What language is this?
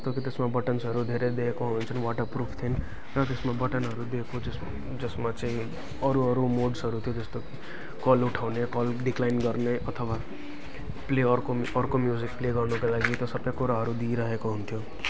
Nepali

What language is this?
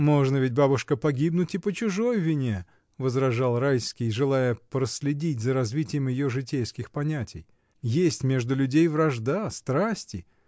Russian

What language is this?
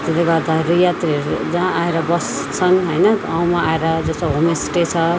Nepali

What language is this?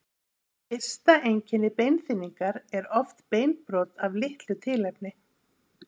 Icelandic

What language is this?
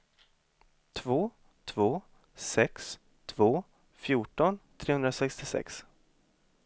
Swedish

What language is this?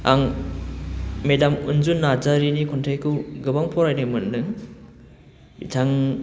Bodo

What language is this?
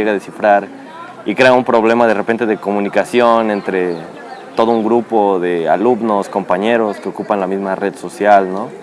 Spanish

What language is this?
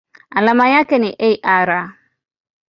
Swahili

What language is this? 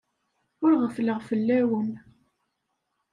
Kabyle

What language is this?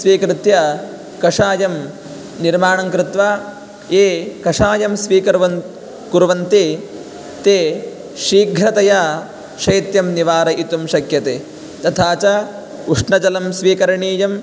Sanskrit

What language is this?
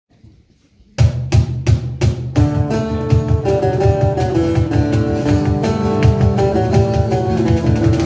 Romanian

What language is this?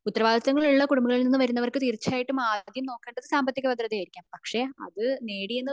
Malayalam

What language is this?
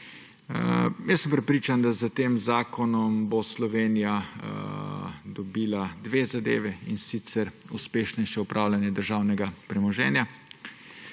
Slovenian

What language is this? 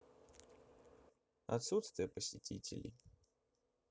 Russian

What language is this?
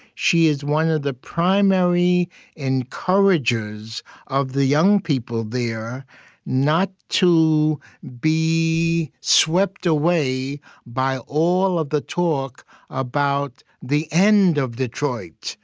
English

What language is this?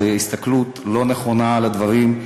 Hebrew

